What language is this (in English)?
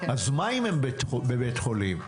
Hebrew